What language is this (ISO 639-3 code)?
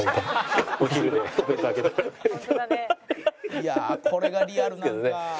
jpn